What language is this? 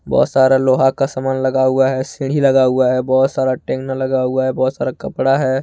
Hindi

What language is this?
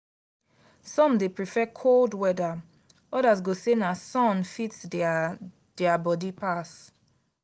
Nigerian Pidgin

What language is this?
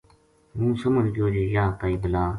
Gujari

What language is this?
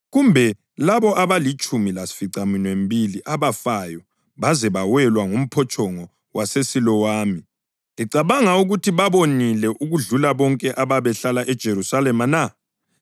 North Ndebele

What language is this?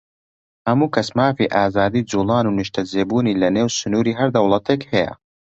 Central Kurdish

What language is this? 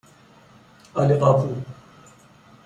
Persian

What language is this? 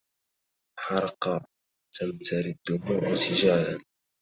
Arabic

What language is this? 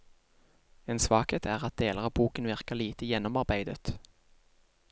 Norwegian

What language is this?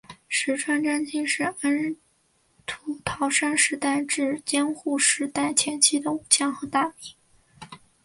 Chinese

